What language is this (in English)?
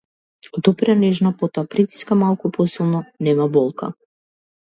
Macedonian